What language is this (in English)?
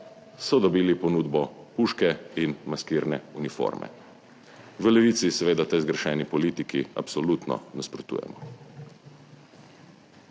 Slovenian